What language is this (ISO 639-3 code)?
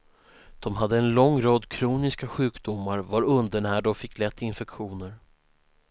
swe